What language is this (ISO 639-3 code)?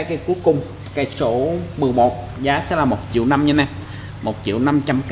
vie